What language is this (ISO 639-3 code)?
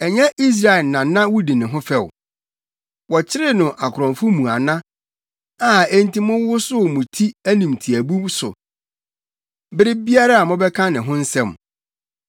aka